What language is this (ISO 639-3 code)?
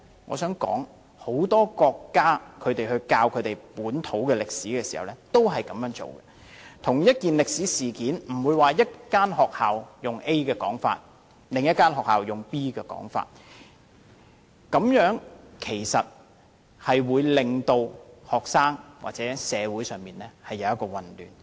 yue